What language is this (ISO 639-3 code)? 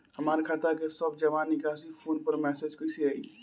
bho